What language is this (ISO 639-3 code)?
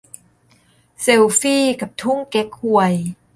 tha